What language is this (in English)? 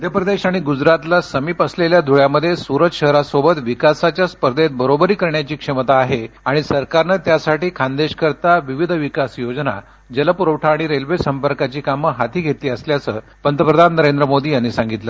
Marathi